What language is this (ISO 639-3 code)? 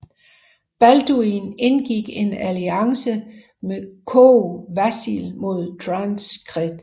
dan